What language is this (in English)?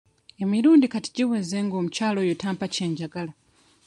Ganda